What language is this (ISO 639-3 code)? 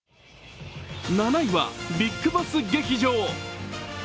jpn